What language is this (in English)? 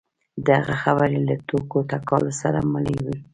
Pashto